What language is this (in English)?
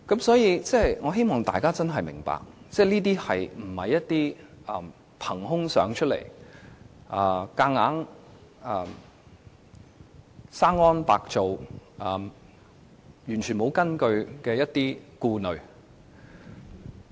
Cantonese